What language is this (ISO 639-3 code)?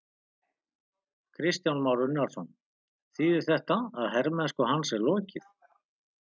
isl